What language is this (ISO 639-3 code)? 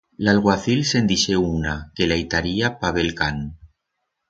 arg